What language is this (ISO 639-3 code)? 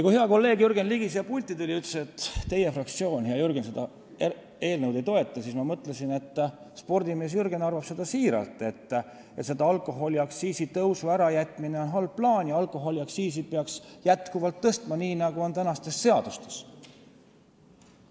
est